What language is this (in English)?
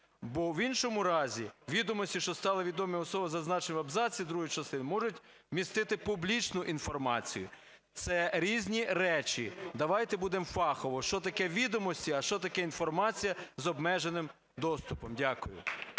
Ukrainian